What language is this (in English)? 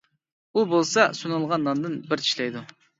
Uyghur